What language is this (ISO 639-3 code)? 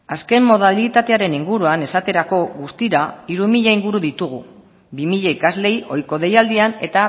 eus